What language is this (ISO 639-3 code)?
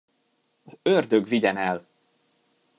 hun